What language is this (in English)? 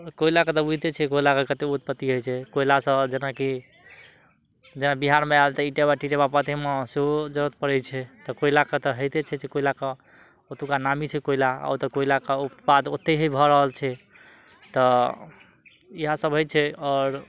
Maithili